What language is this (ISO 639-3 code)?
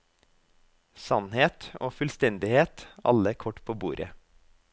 nor